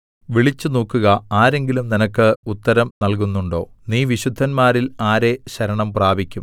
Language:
Malayalam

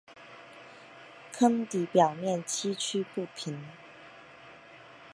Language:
Chinese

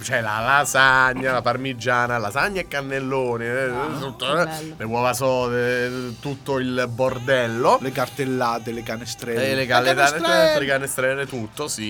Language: Italian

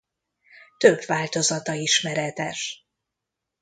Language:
Hungarian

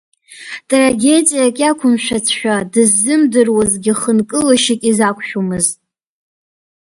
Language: Abkhazian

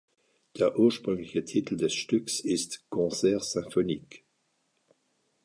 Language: German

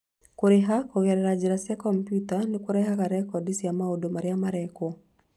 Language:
Kikuyu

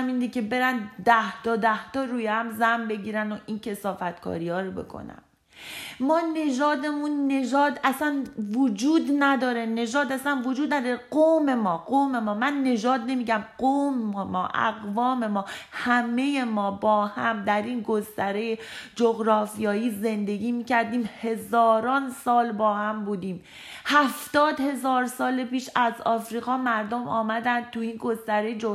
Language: Persian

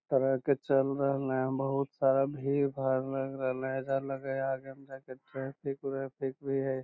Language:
Magahi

